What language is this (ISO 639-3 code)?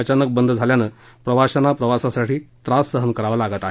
mar